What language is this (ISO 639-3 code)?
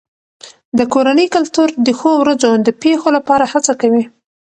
pus